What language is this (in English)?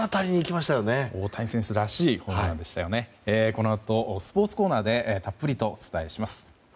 Japanese